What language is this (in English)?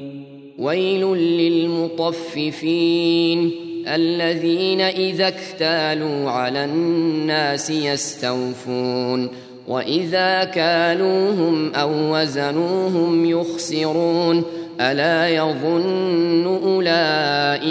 Arabic